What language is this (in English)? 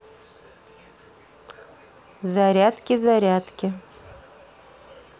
Russian